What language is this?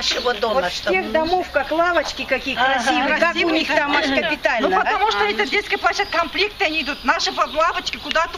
Russian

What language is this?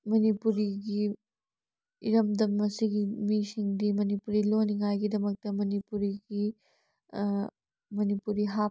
Manipuri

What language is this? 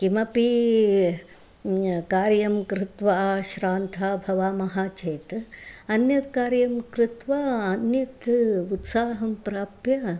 Sanskrit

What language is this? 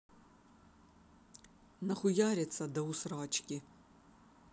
Russian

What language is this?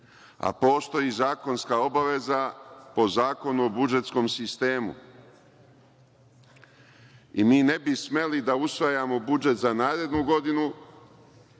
Serbian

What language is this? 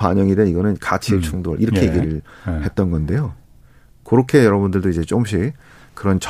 Korean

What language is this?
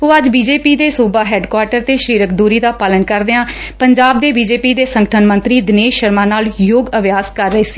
Punjabi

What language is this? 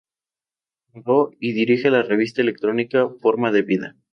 Spanish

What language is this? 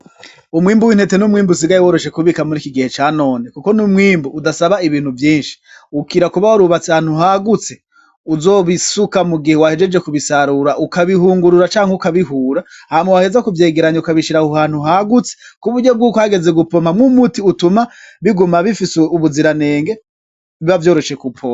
Rundi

